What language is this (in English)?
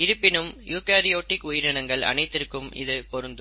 Tamil